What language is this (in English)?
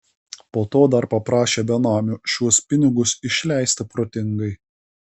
Lithuanian